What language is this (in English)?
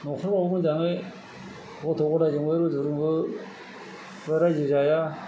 Bodo